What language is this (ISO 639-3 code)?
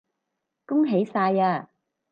yue